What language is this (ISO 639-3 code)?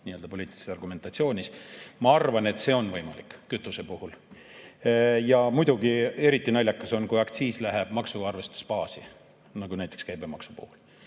est